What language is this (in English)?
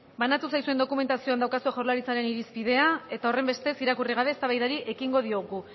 Basque